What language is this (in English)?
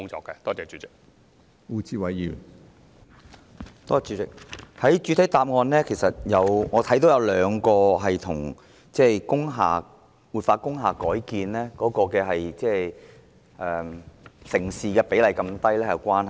Cantonese